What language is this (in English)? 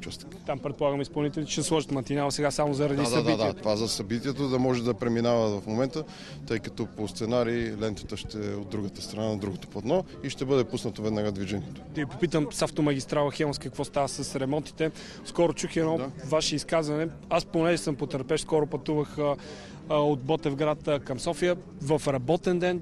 Bulgarian